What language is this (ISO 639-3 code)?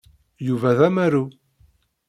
kab